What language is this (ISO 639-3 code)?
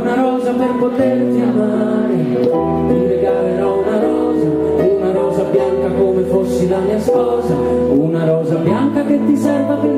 ita